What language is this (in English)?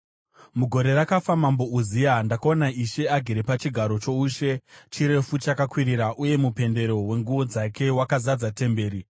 Shona